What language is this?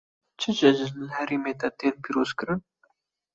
Kurdish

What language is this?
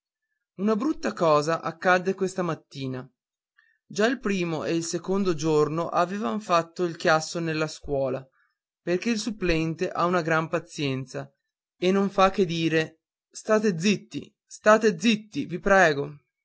Italian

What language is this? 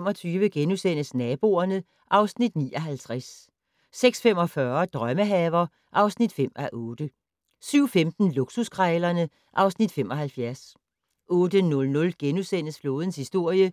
Danish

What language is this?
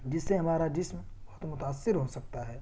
Urdu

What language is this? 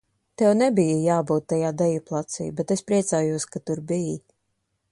Latvian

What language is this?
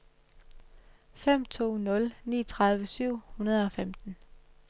Danish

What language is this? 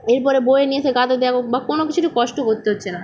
Bangla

